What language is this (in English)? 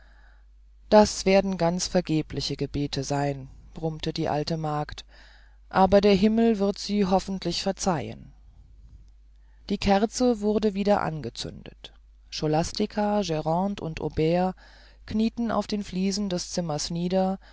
German